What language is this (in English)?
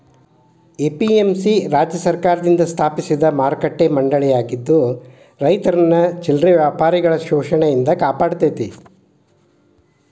Kannada